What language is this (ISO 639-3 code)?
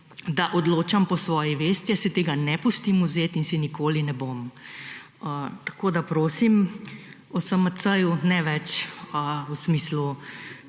slv